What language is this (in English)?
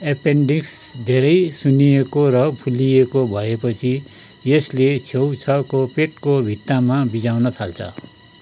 Nepali